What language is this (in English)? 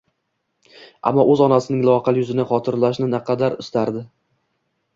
Uzbek